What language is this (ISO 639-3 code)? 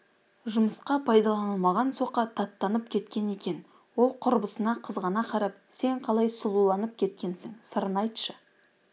kaz